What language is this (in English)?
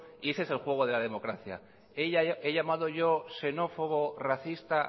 Spanish